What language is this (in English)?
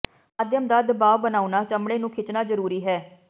Punjabi